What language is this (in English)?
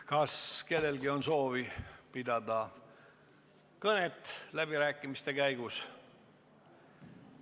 Estonian